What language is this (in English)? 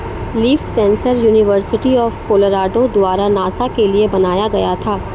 Hindi